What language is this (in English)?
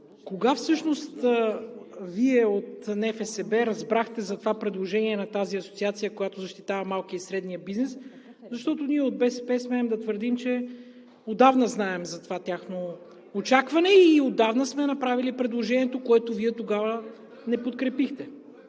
Bulgarian